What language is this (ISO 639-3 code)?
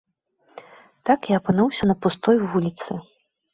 bel